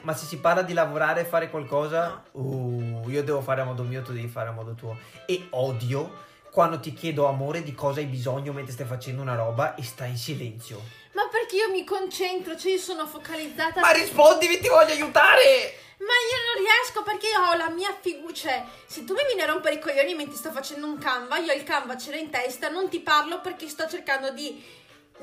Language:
Italian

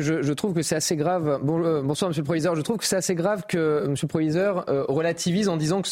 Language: French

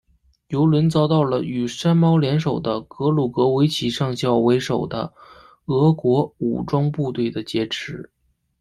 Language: Chinese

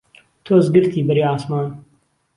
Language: Central Kurdish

